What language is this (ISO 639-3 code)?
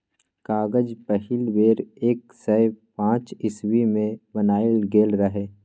mai